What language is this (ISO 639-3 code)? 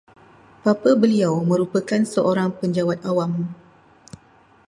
msa